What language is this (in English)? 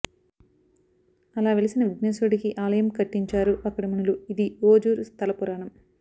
Telugu